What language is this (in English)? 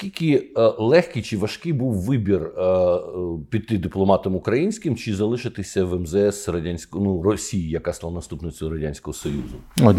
Ukrainian